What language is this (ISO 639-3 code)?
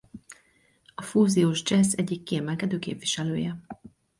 hun